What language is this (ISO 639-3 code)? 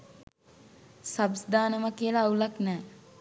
sin